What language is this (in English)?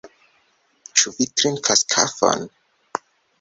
Esperanto